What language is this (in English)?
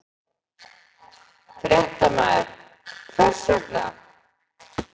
Icelandic